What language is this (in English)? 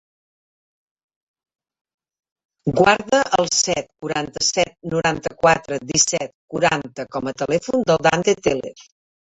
Catalan